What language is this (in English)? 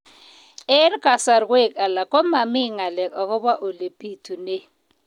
Kalenjin